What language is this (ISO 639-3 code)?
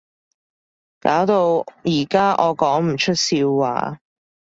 yue